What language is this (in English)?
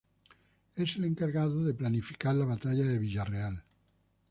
Spanish